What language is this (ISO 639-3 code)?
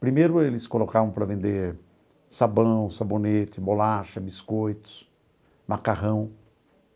por